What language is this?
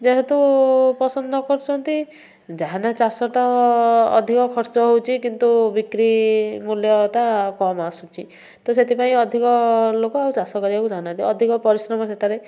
Odia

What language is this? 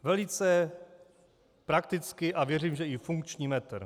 Czech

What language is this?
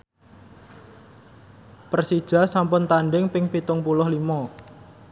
Javanese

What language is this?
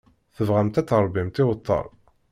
Kabyle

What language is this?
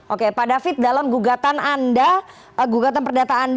Indonesian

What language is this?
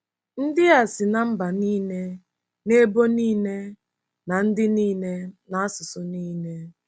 Igbo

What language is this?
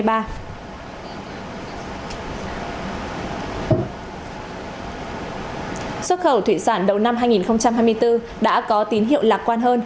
Vietnamese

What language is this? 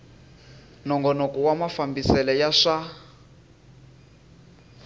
Tsonga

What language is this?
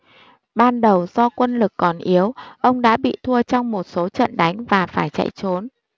Vietnamese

